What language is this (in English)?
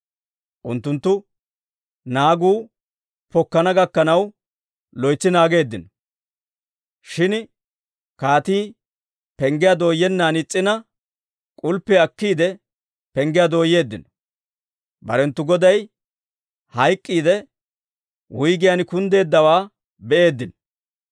Dawro